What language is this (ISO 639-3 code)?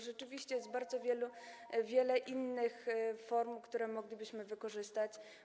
pol